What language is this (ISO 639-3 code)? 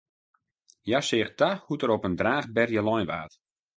fry